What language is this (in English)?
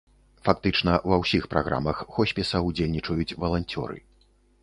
Belarusian